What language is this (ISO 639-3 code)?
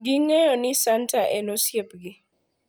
luo